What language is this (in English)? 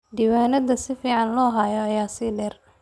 Somali